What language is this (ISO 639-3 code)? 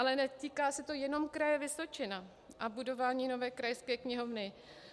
ces